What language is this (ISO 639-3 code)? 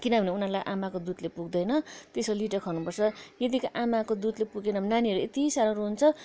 nep